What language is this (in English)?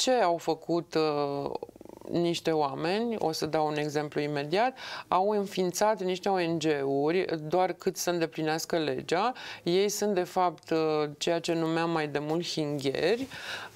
Romanian